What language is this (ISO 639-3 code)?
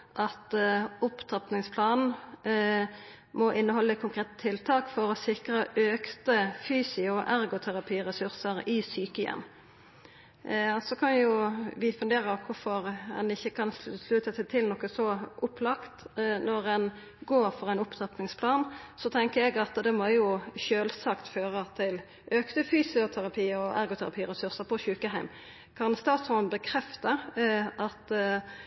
nno